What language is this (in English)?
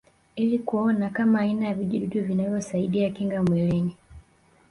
Swahili